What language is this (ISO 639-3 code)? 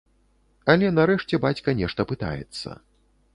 bel